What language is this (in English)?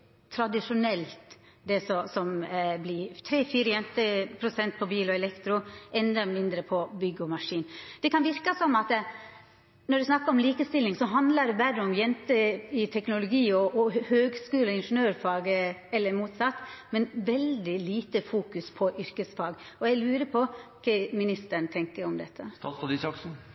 Norwegian Nynorsk